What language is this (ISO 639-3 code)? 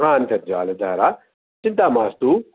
san